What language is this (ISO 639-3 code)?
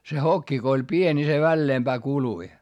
fin